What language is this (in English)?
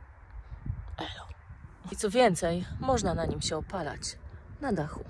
Polish